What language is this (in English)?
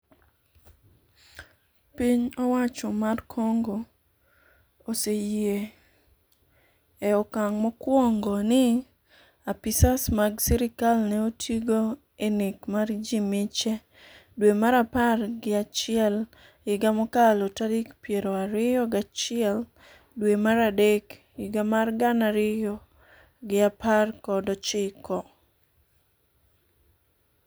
Luo (Kenya and Tanzania)